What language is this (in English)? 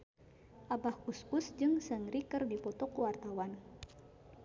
Sundanese